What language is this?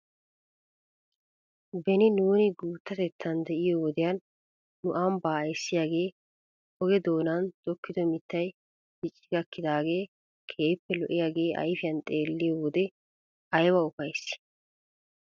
Wolaytta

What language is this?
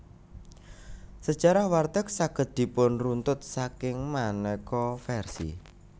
Javanese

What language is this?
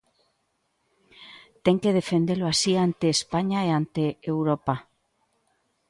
Galician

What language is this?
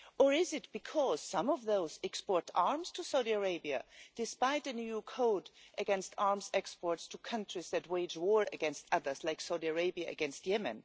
English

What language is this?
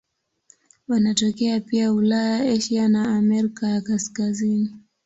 Swahili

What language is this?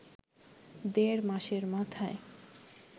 Bangla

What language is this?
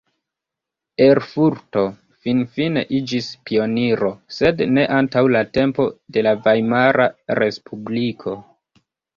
Esperanto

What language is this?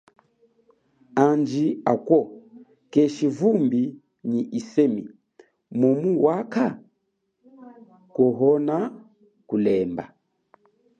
Chokwe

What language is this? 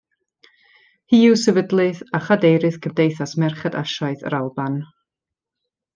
Welsh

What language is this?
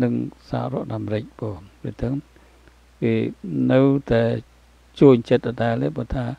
Thai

